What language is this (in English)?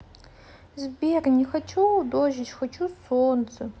Russian